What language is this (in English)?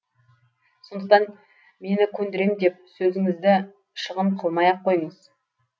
Kazakh